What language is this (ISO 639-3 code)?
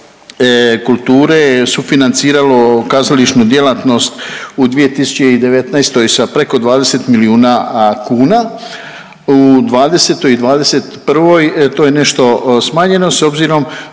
hrv